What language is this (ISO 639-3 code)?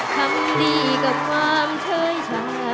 tha